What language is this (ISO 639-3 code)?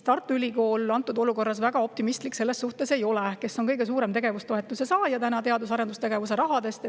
est